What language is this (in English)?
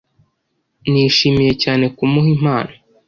Kinyarwanda